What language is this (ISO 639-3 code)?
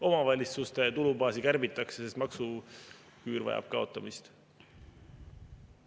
est